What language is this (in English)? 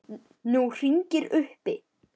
Icelandic